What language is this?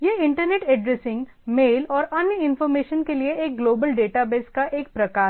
Hindi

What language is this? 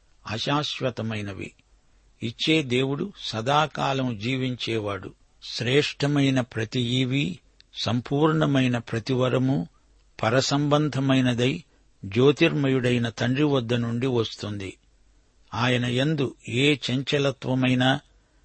Telugu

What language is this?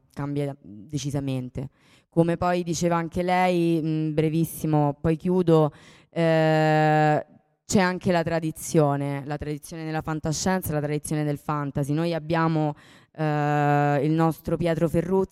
Italian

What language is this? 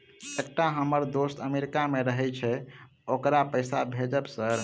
Maithili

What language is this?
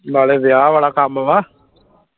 Punjabi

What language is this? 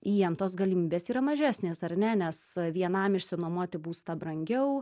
Lithuanian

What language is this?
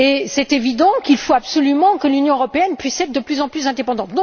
French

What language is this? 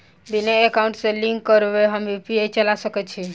Maithili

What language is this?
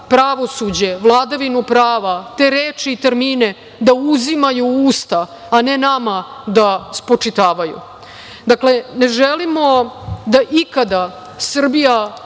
Serbian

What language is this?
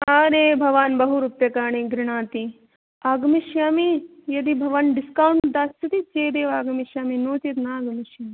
Sanskrit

